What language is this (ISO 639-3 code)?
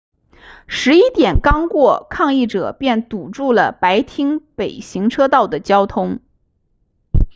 zho